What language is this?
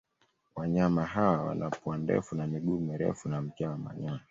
Swahili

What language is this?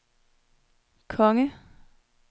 Danish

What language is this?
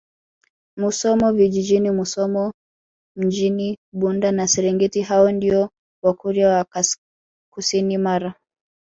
Swahili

